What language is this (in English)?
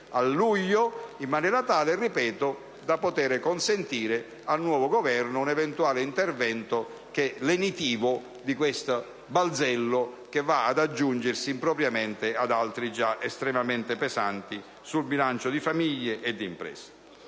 Italian